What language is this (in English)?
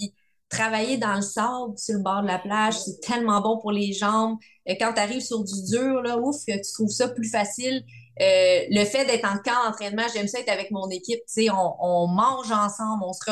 French